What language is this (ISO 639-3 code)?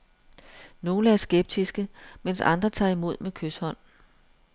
dan